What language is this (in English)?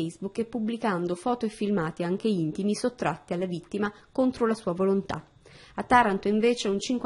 Italian